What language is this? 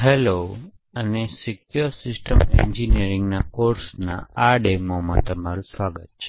Gujarati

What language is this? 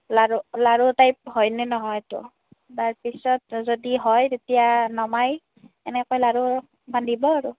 Assamese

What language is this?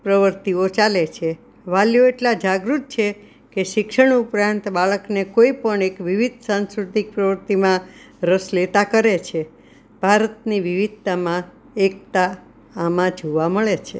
Gujarati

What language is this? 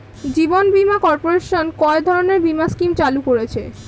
Bangla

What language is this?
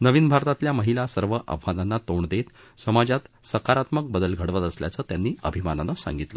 Marathi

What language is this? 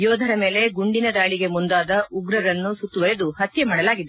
Kannada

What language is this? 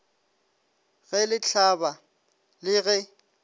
Northern Sotho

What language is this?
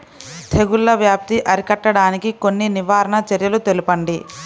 Telugu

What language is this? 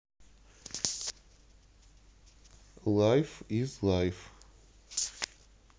Russian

